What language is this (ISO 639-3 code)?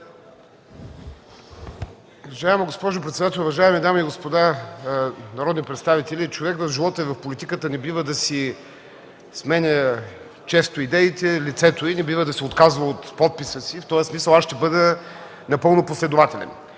bul